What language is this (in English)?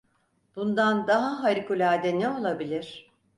Turkish